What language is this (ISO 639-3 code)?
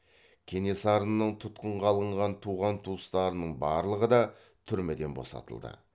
kaz